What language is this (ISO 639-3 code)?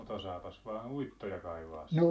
fin